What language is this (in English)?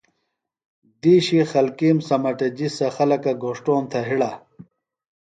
Phalura